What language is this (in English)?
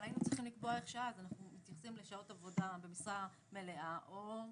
Hebrew